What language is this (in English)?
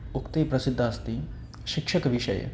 Sanskrit